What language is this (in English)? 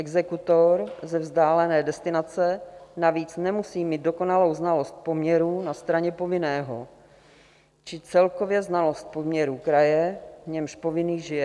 Czech